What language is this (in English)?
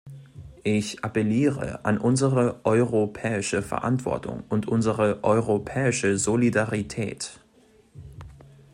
German